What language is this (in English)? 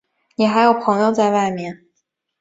Chinese